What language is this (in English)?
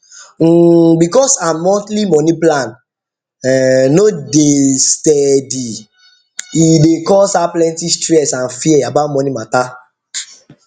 Nigerian Pidgin